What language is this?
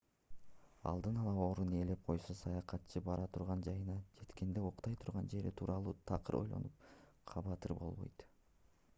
Kyrgyz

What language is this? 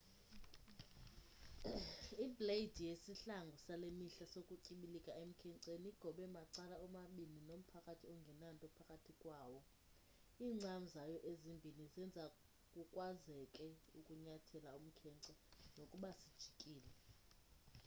Xhosa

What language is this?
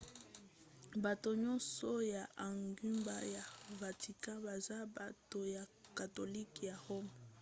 Lingala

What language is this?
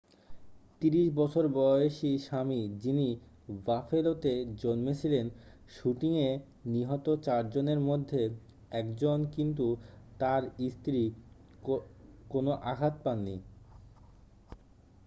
Bangla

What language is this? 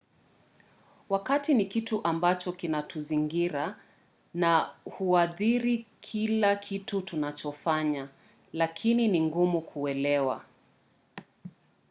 Swahili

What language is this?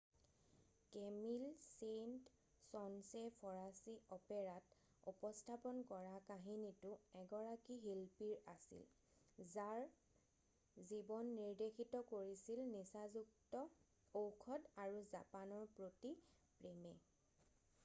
Assamese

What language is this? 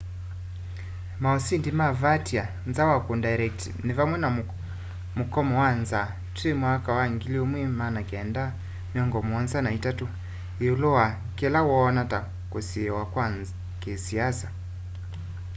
Kamba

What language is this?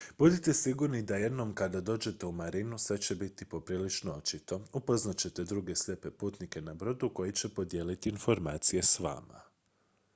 Croatian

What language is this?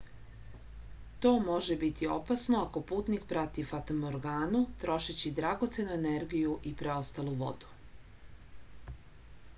Serbian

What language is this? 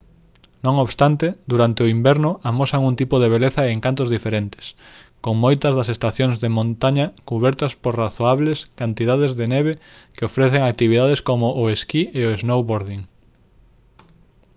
Galician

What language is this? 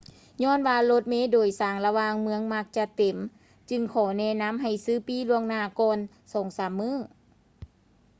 Lao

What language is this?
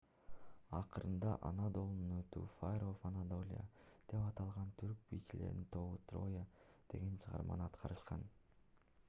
Kyrgyz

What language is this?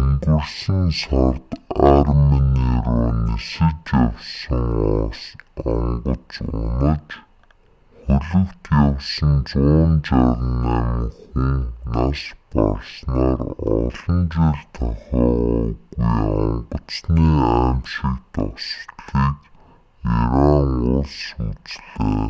Mongolian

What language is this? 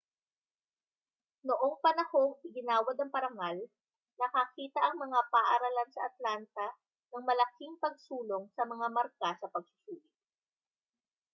Filipino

